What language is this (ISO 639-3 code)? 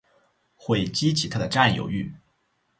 zho